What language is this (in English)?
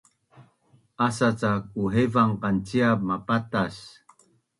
Bunun